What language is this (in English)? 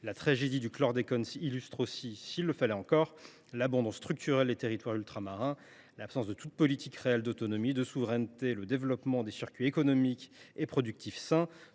French